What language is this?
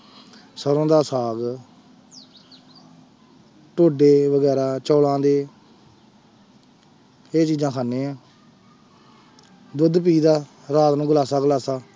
Punjabi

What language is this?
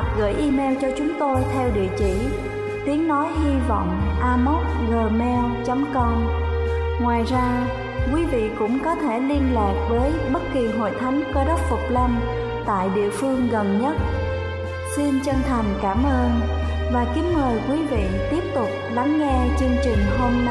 Vietnamese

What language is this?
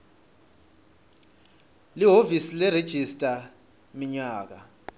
Swati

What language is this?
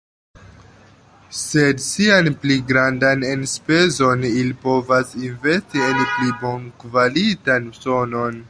Esperanto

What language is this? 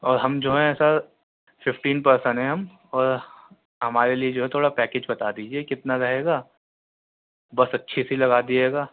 Urdu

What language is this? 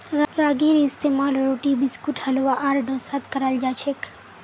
Magahi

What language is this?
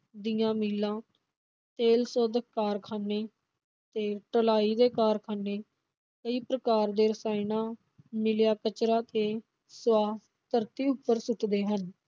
Punjabi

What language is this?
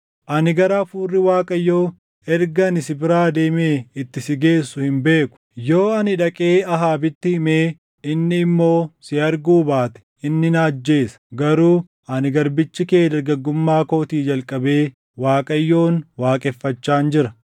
Oromo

